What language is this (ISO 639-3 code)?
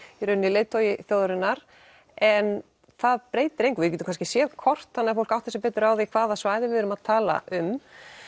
isl